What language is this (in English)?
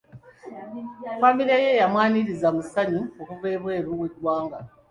Ganda